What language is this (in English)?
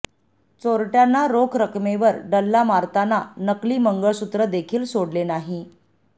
Marathi